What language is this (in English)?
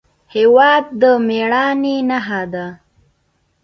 Pashto